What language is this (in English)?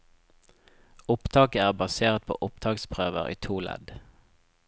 Norwegian